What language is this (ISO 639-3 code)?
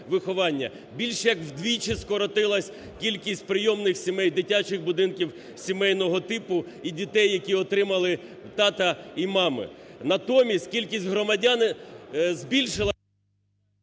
ukr